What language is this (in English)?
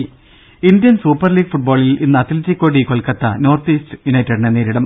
Malayalam